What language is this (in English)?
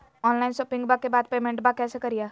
Magahi